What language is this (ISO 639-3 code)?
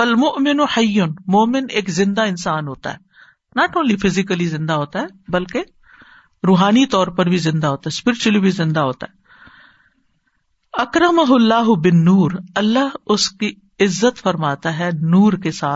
urd